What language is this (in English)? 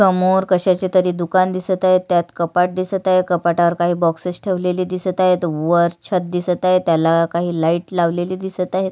Marathi